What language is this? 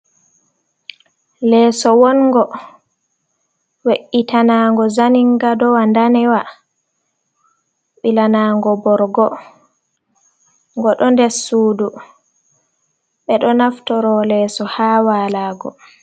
Fula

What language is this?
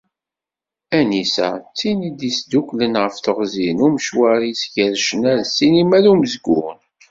Kabyle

